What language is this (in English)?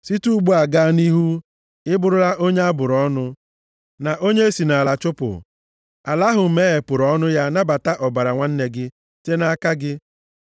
Igbo